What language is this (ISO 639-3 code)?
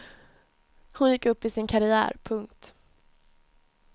swe